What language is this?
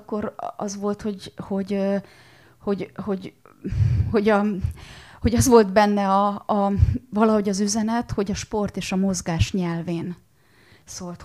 Hungarian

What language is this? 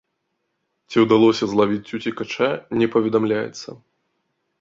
Belarusian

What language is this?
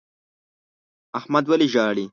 Pashto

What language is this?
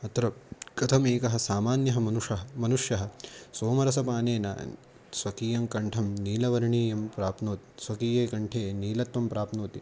Sanskrit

